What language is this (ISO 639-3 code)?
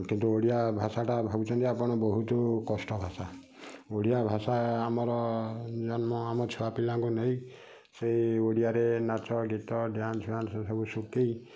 ori